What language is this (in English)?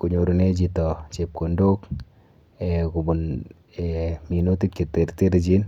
Kalenjin